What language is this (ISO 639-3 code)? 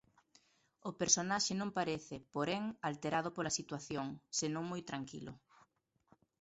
glg